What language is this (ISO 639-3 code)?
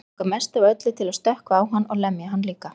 isl